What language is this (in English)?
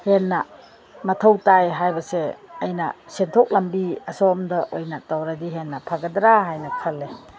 Manipuri